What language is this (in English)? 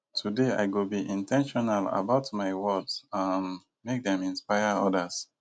Nigerian Pidgin